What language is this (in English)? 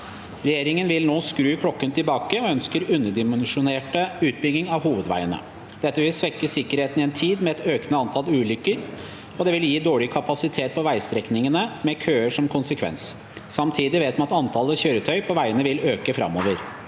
Norwegian